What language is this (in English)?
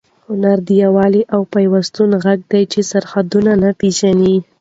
Pashto